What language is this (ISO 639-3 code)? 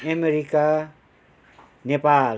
nep